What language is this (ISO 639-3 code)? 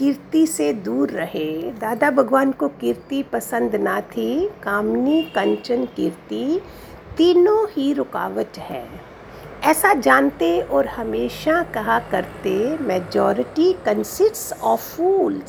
hin